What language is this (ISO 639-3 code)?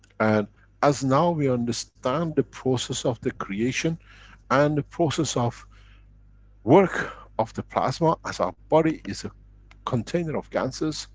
eng